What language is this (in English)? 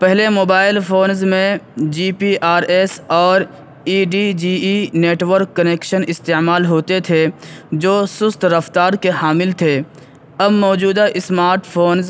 Urdu